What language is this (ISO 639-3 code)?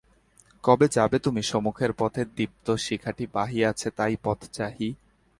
ben